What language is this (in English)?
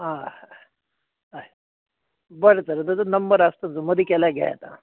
Konkani